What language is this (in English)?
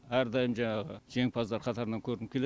Kazakh